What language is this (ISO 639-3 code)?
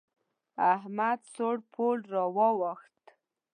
pus